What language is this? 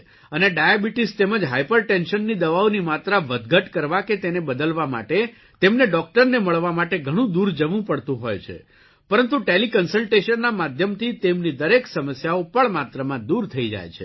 Gujarati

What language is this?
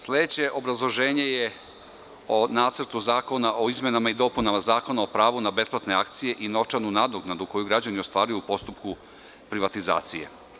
Serbian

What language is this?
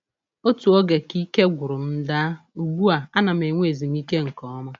Igbo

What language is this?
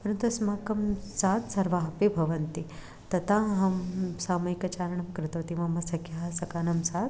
Sanskrit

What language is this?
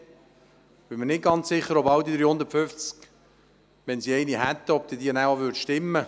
Swiss German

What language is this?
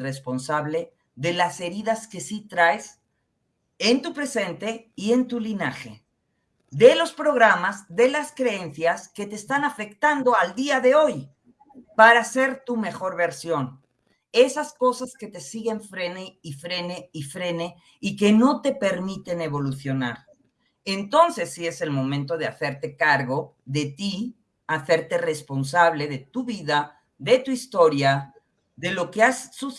Spanish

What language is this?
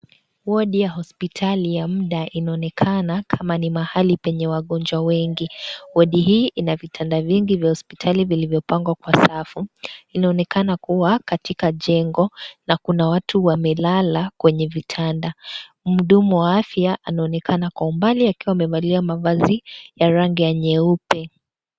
Swahili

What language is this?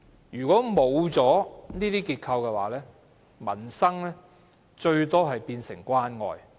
Cantonese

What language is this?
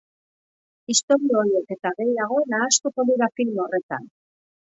Basque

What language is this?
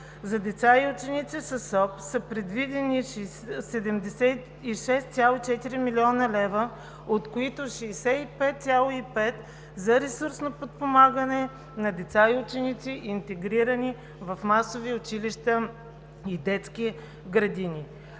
Bulgarian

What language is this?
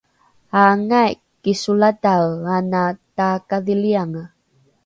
Rukai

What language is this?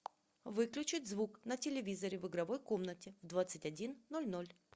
Russian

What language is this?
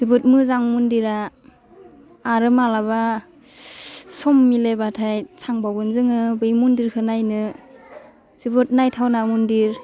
Bodo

